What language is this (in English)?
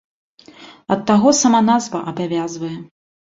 Belarusian